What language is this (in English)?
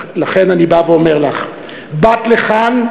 Hebrew